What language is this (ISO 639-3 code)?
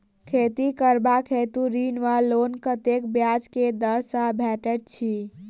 mai